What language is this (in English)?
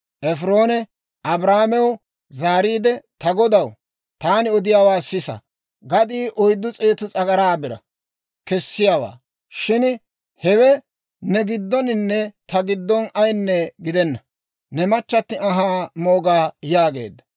Dawro